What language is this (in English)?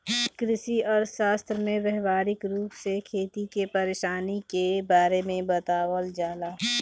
Bhojpuri